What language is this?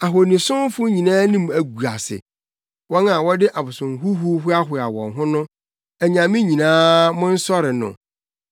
Akan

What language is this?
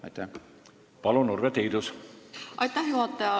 Estonian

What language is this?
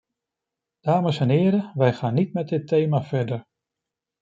Dutch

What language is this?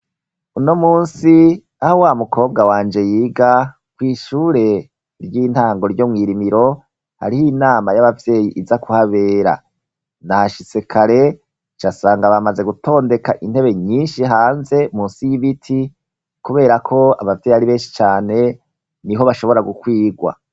Rundi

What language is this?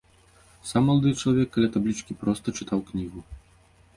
Belarusian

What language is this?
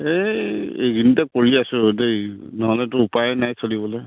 Assamese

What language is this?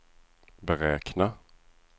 Swedish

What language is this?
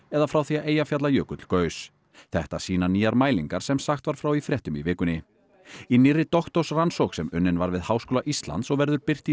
Icelandic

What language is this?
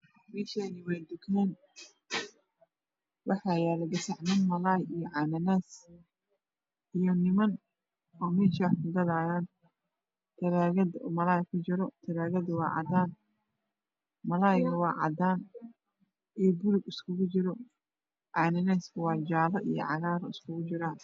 Somali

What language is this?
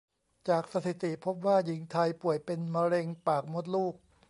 Thai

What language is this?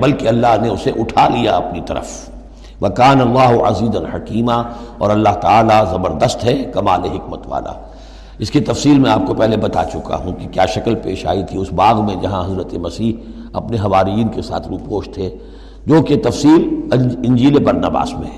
Urdu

